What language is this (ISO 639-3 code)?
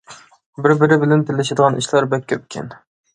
uig